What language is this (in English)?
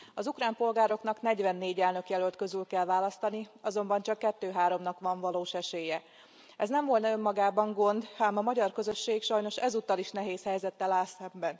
Hungarian